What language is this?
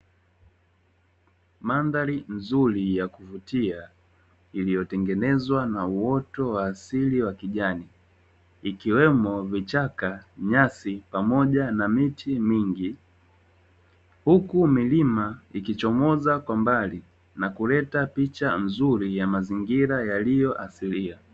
Swahili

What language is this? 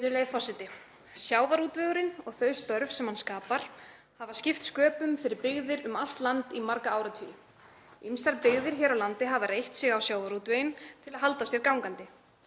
Icelandic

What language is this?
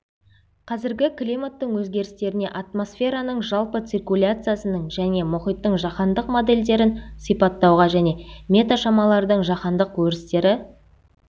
Kazakh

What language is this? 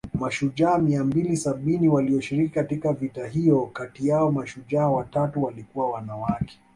Swahili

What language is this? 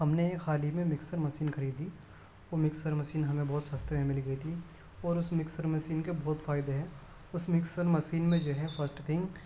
Urdu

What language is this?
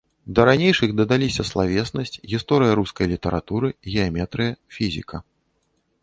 Belarusian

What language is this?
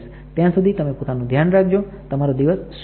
Gujarati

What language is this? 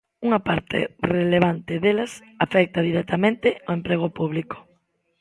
Galician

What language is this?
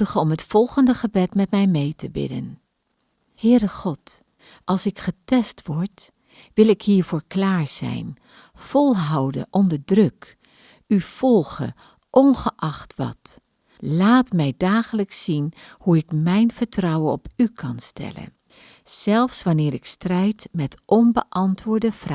Dutch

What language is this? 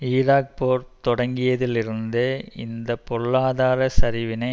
Tamil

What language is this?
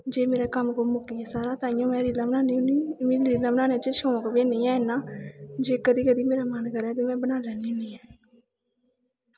Dogri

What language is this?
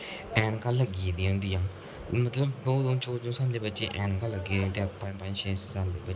Dogri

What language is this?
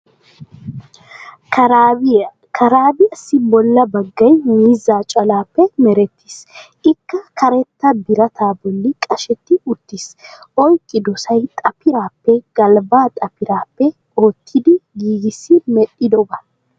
Wolaytta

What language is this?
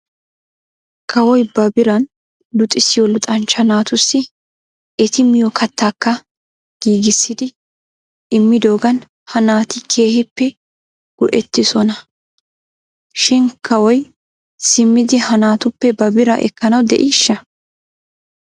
Wolaytta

